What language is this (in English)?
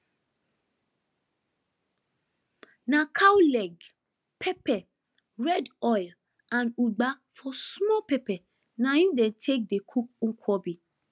Nigerian Pidgin